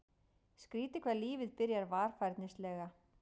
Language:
Icelandic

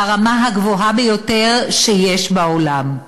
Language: Hebrew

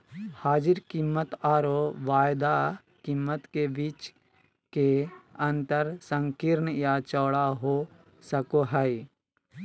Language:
Magahi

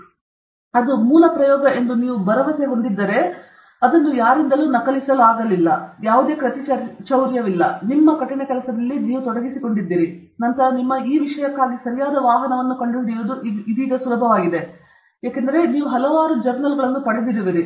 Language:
Kannada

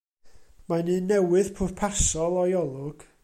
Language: Welsh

